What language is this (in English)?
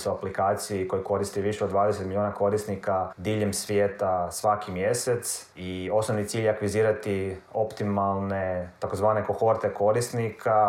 Croatian